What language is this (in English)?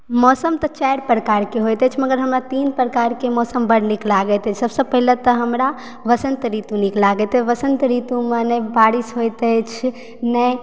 Maithili